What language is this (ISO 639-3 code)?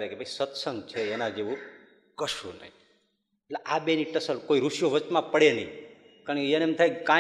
guj